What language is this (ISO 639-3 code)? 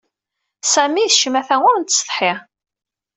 kab